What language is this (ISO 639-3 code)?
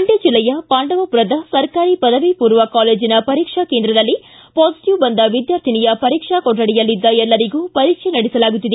kan